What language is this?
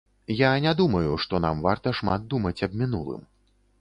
Belarusian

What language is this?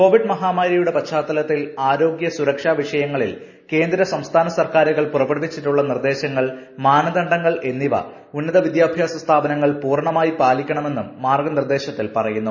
Malayalam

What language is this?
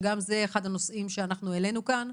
Hebrew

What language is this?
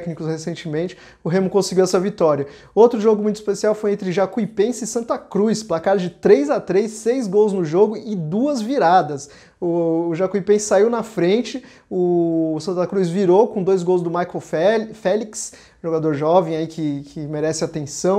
Portuguese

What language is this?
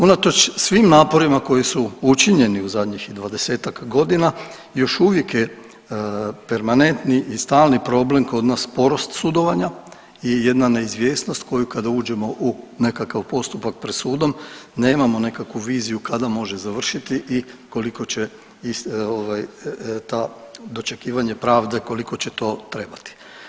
Croatian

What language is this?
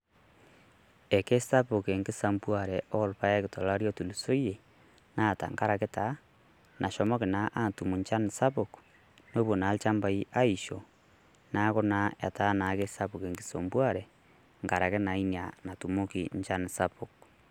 Masai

